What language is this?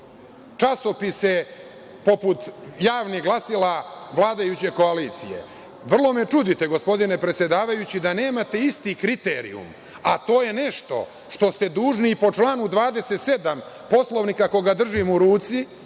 Serbian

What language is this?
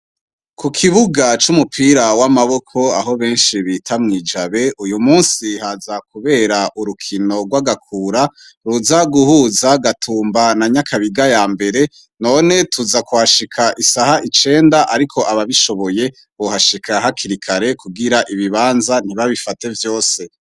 Rundi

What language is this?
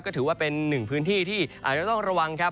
Thai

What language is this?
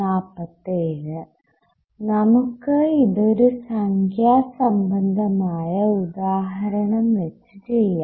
Malayalam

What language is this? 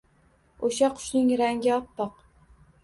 Uzbek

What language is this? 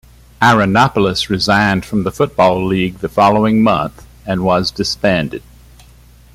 English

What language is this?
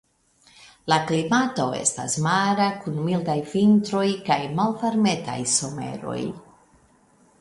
Esperanto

